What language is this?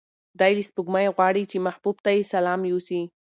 Pashto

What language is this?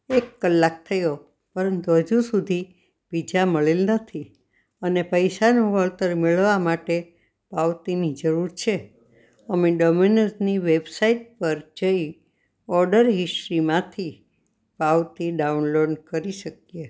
Gujarati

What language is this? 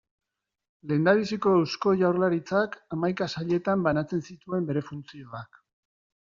Basque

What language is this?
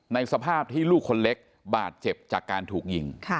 Thai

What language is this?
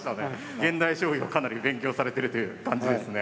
Japanese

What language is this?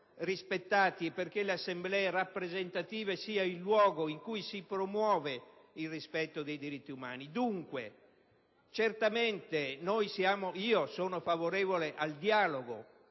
Italian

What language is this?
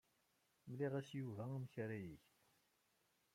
Kabyle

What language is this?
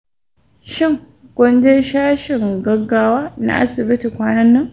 Hausa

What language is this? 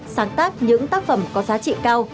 Vietnamese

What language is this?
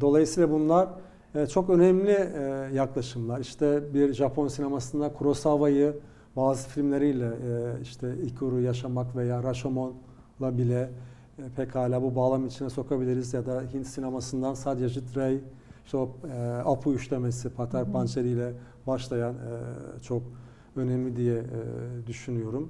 Turkish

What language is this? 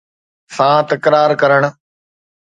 Sindhi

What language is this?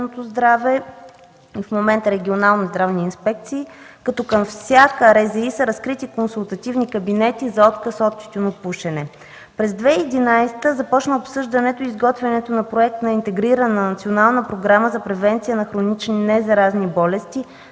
Bulgarian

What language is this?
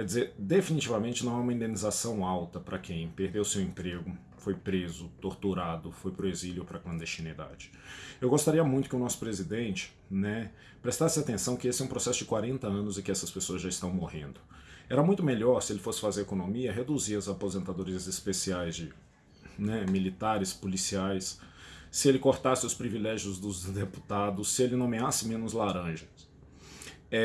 Portuguese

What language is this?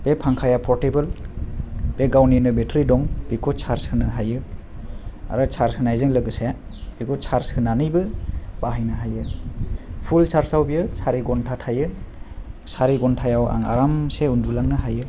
Bodo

